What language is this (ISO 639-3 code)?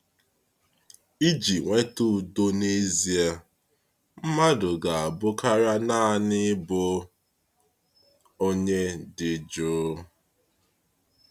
ibo